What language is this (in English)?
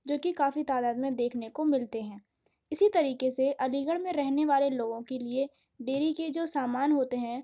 Urdu